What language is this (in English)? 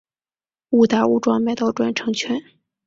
Chinese